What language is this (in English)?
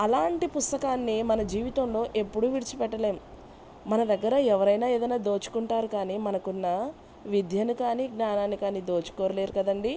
Telugu